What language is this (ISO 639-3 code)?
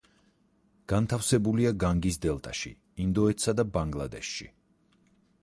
kat